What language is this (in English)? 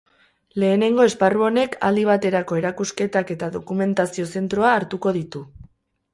Basque